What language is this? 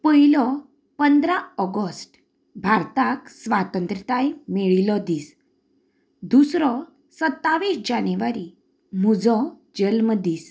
Konkani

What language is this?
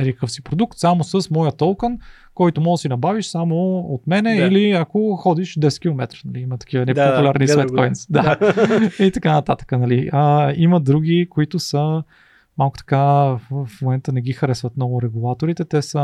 Bulgarian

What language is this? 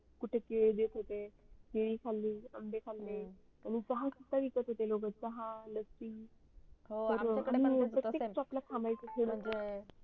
Marathi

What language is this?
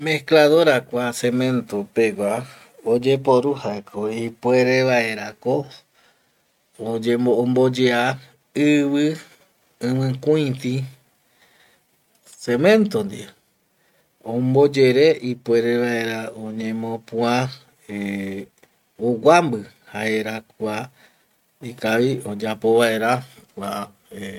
Eastern Bolivian Guaraní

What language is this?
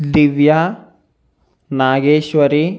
Telugu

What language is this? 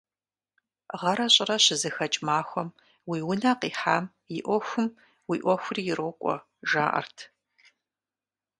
Kabardian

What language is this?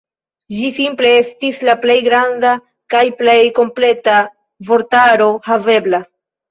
Esperanto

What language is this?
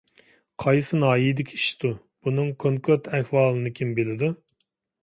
Uyghur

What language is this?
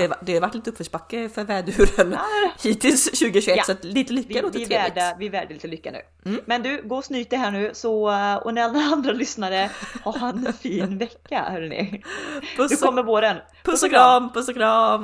Swedish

